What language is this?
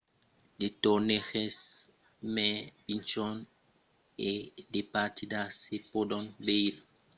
Occitan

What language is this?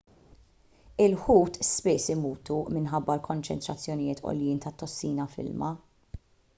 Maltese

